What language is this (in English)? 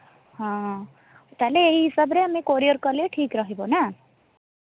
Odia